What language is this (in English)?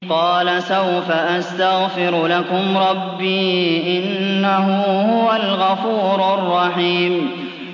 Arabic